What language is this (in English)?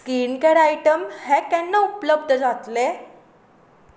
Konkani